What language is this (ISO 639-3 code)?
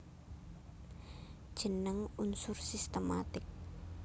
jav